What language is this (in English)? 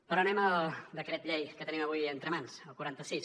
Catalan